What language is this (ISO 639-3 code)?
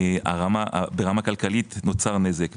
heb